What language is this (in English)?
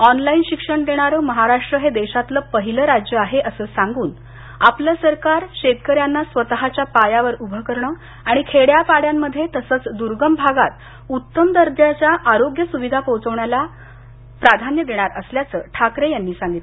Marathi